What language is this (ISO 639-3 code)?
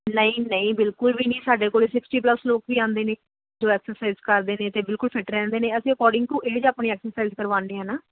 pan